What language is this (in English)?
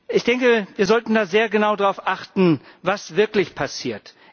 German